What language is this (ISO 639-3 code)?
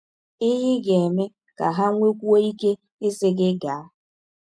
ibo